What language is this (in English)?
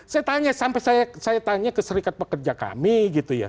Indonesian